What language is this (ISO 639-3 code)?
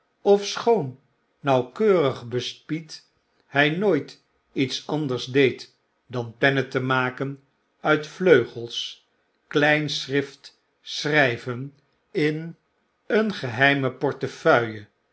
nld